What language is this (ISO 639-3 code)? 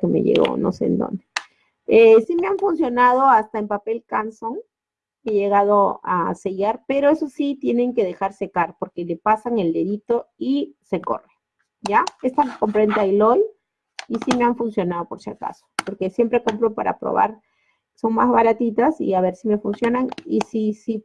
spa